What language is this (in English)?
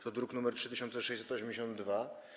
Polish